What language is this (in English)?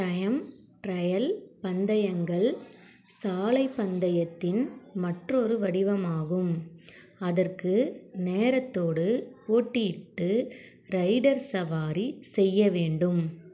Tamil